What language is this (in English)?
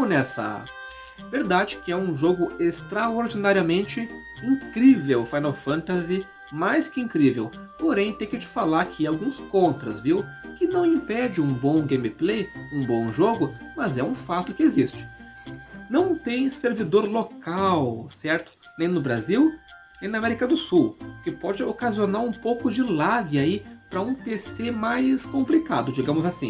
Portuguese